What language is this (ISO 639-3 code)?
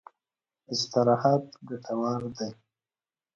pus